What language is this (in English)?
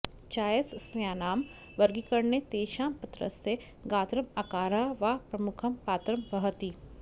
Sanskrit